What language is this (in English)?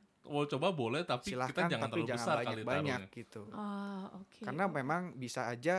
Indonesian